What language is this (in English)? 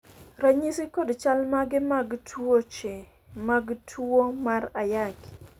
Luo (Kenya and Tanzania)